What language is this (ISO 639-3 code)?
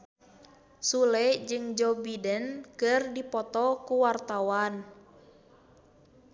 sun